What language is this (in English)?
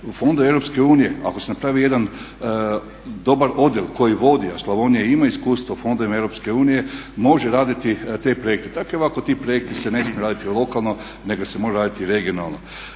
Croatian